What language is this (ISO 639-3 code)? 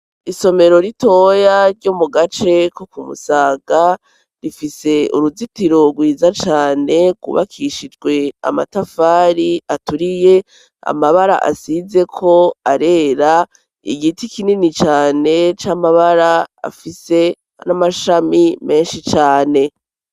run